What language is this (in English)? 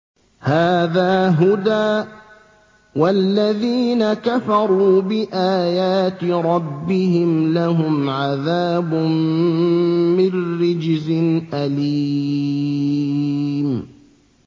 Arabic